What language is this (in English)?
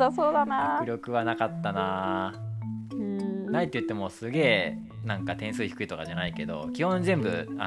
Japanese